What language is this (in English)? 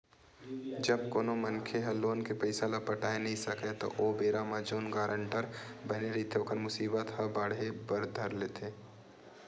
Chhattisgarhi